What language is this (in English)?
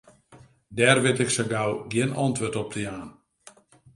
Western Frisian